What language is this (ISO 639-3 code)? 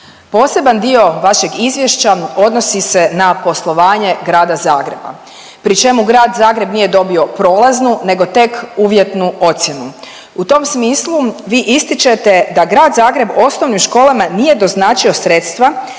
hrv